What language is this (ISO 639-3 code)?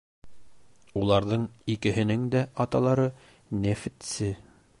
bak